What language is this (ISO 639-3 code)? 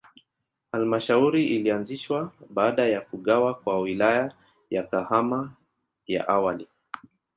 swa